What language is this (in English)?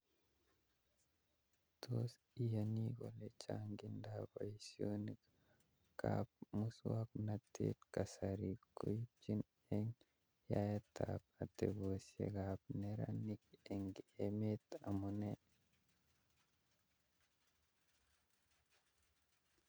Kalenjin